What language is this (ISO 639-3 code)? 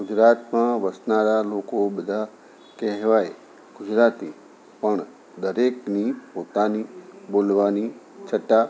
guj